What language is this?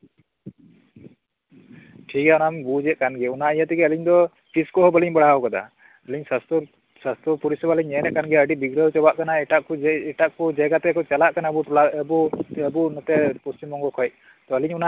Santali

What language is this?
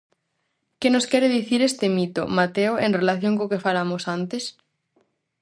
Galician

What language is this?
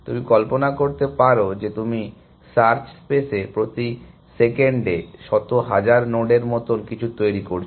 Bangla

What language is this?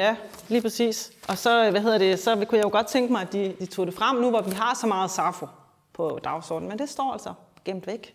Danish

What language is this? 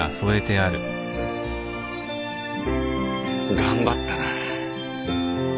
Japanese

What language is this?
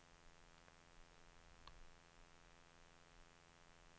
Danish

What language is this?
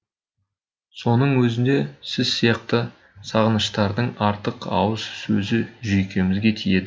Kazakh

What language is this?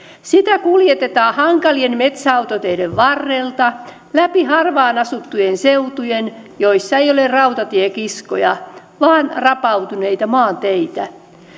Finnish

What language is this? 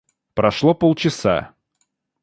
Russian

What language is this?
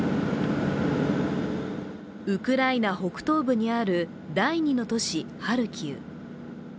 Japanese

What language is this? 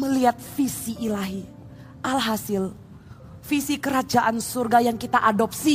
Indonesian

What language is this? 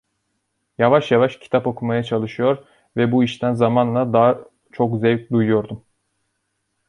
Turkish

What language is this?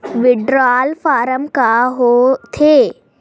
Chhattisgarhi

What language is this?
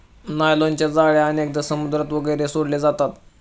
Marathi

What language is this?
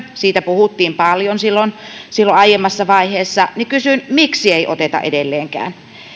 Finnish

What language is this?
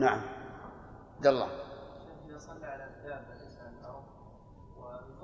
Arabic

